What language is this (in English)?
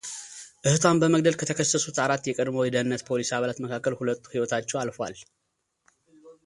Amharic